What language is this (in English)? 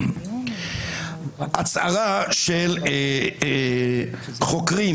Hebrew